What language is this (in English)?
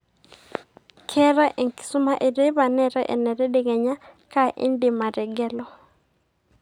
Masai